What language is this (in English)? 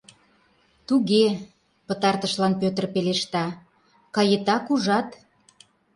Mari